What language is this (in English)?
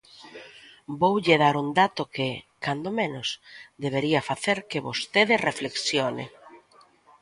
Galician